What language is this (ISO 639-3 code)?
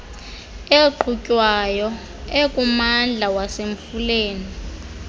xho